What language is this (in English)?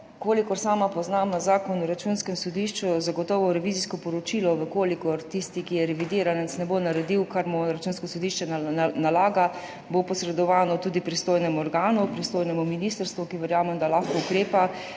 Slovenian